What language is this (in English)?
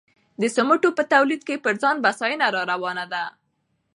Pashto